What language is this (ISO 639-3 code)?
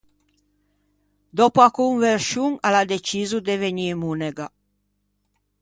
lij